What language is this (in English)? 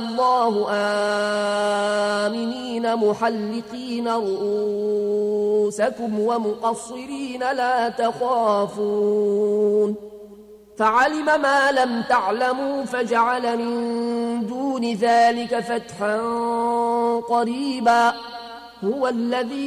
Arabic